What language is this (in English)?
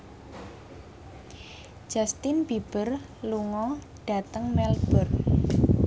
Javanese